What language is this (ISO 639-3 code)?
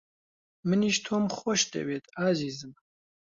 ckb